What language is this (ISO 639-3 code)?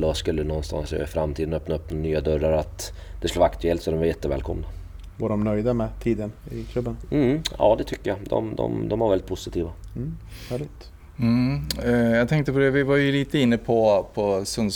swe